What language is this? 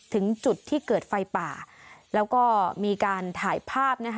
Thai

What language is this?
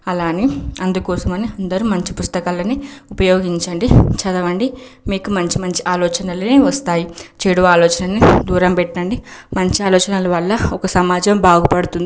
Telugu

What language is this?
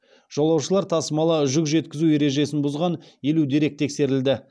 Kazakh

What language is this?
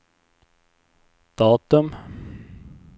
Swedish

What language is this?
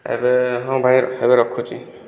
Odia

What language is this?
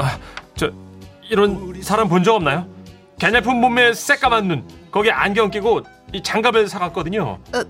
Korean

